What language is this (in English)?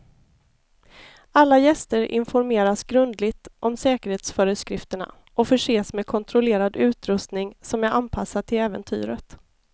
Swedish